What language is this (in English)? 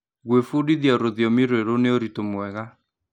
Kikuyu